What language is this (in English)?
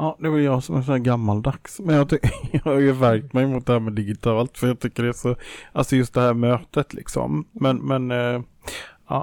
Swedish